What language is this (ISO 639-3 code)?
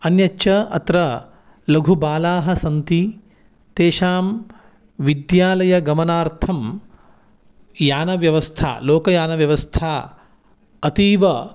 san